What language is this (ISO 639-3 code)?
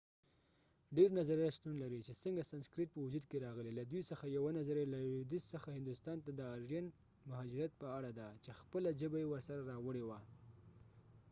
pus